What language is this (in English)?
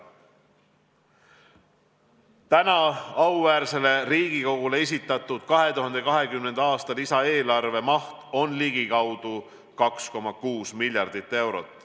Estonian